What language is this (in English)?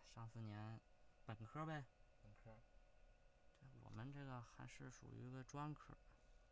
Chinese